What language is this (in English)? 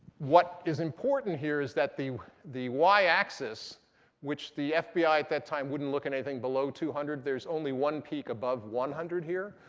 English